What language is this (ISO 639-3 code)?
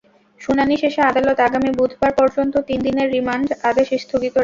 ben